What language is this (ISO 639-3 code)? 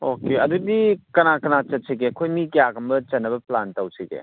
mni